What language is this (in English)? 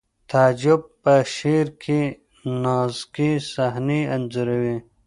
Pashto